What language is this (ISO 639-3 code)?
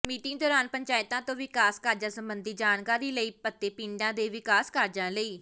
pan